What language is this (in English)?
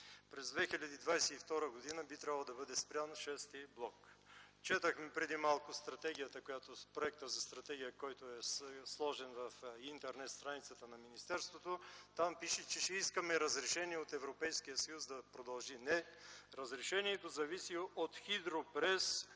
Bulgarian